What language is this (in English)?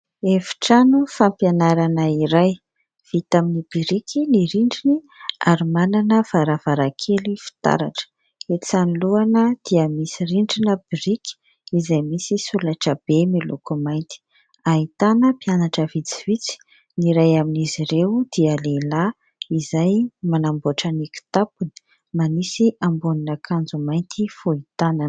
Malagasy